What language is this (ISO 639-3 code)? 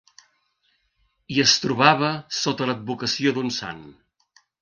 cat